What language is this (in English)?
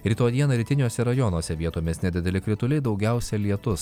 Lithuanian